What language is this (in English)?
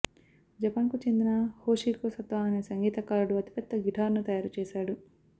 Telugu